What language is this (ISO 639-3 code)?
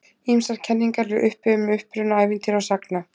isl